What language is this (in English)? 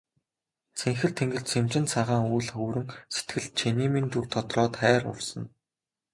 Mongolian